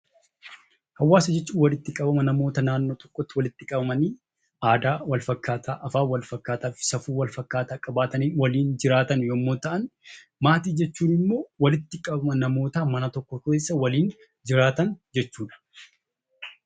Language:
Oromo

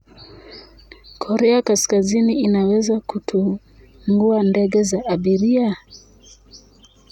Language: Luo (Kenya and Tanzania)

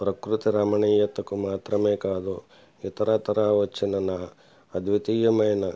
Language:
Telugu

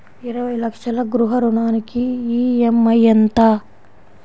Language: Telugu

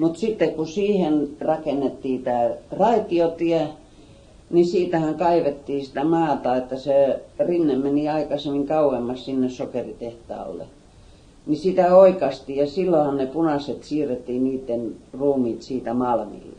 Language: Finnish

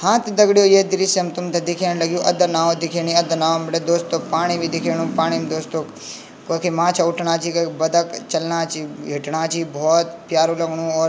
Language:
Garhwali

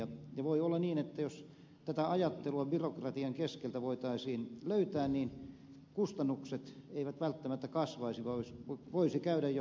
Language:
Finnish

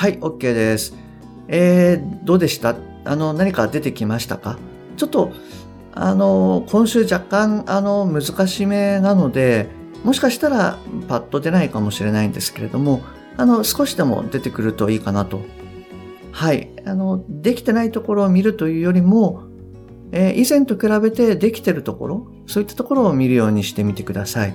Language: Japanese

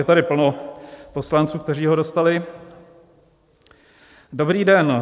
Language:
Czech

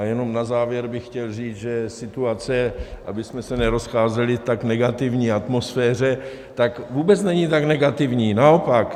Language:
Czech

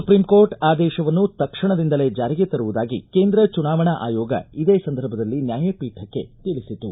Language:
Kannada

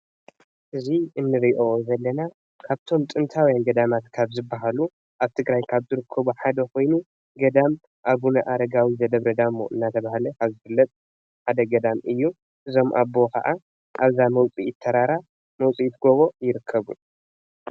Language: Tigrinya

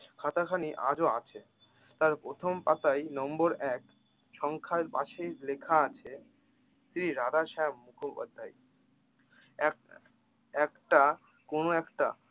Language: Bangla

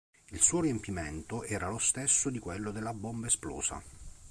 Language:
Italian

